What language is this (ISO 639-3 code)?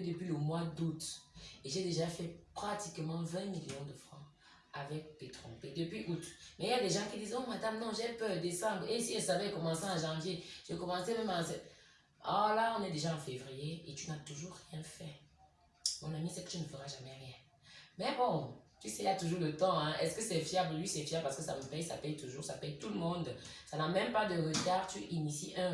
fra